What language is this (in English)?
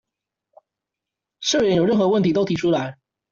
Chinese